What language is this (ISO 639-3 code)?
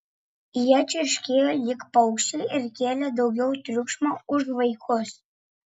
lit